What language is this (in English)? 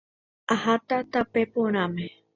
Guarani